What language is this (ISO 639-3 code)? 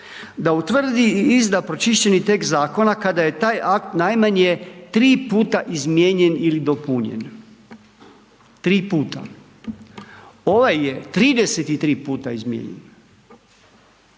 hrv